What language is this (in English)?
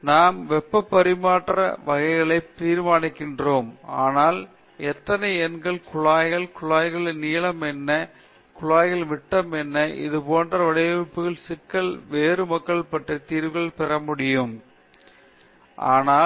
Tamil